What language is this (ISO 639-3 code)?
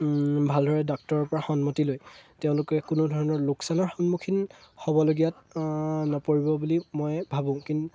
asm